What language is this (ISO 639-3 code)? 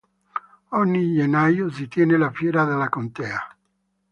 ita